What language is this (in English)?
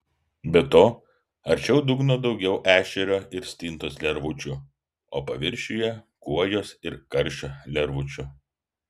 Lithuanian